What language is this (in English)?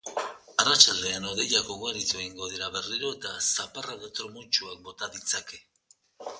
Basque